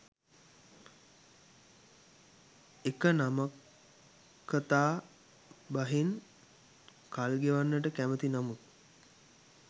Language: Sinhala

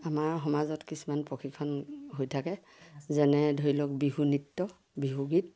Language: Assamese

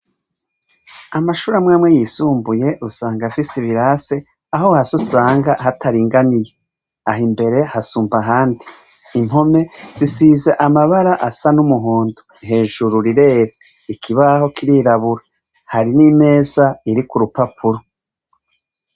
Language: Rundi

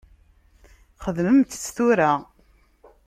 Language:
Kabyle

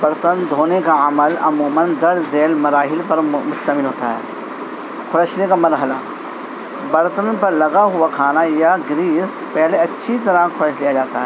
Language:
Urdu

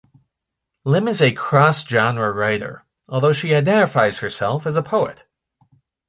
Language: English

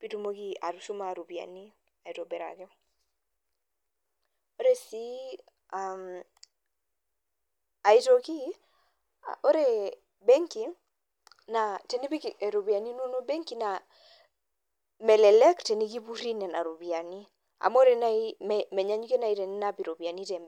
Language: Masai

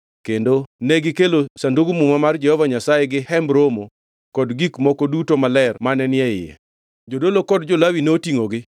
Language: Luo (Kenya and Tanzania)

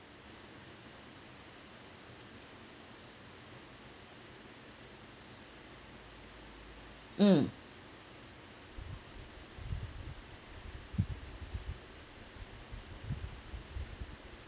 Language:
English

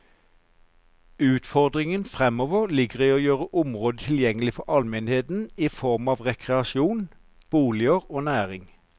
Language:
Norwegian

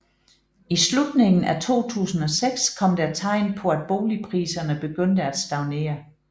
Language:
Danish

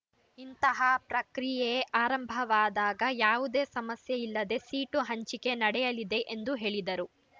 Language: Kannada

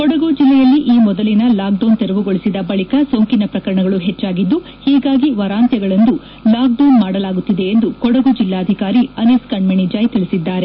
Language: Kannada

